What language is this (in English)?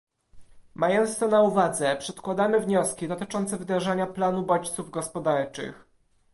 Polish